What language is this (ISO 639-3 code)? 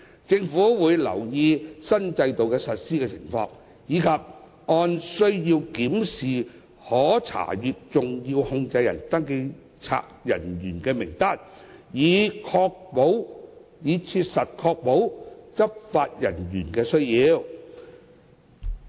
yue